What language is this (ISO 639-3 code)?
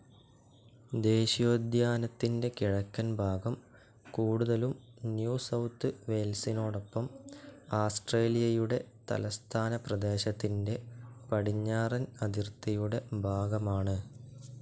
mal